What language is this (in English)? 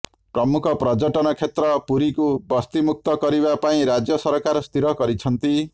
Odia